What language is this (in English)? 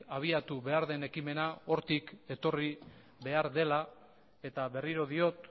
Basque